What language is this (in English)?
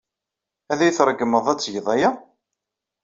Kabyle